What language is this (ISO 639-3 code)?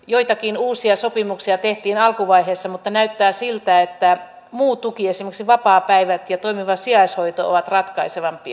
fin